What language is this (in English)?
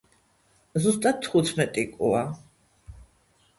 Georgian